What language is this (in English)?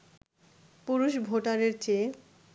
Bangla